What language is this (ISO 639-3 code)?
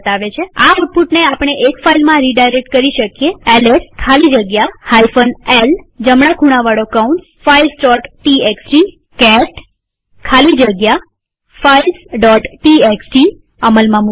guj